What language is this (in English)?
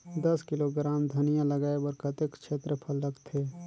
Chhattisgarhi